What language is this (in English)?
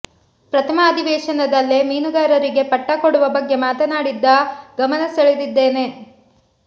Kannada